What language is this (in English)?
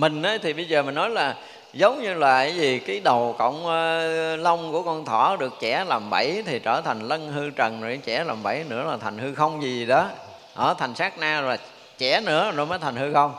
Vietnamese